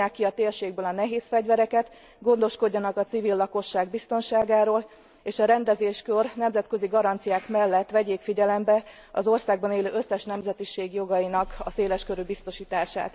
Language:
Hungarian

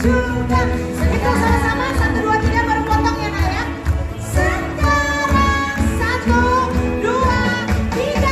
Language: Indonesian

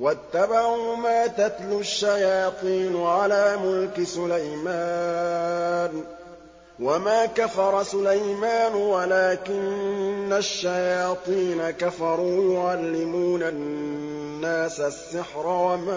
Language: Arabic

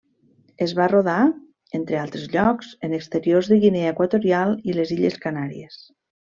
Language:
Catalan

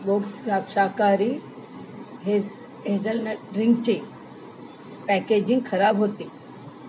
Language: Marathi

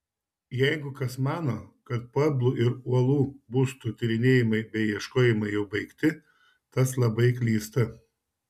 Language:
Lithuanian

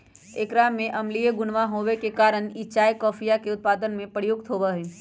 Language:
Magahi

